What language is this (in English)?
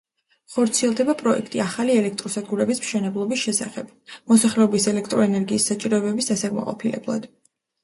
Georgian